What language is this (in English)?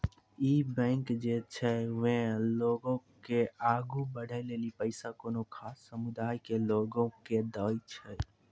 Maithili